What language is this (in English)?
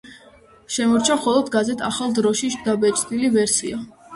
Georgian